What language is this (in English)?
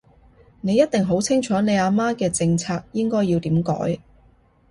Cantonese